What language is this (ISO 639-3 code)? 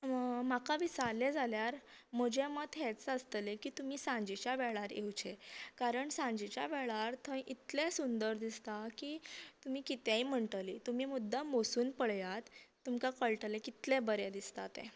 kok